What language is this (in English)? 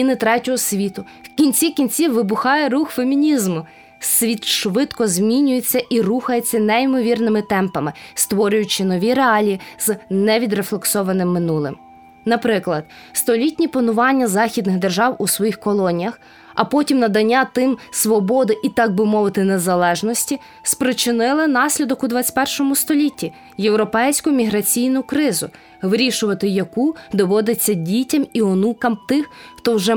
Ukrainian